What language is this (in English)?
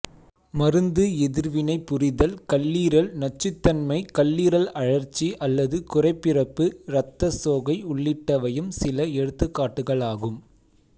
Tamil